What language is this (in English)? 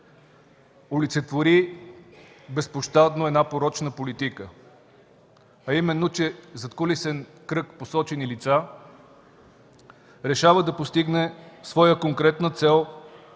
Bulgarian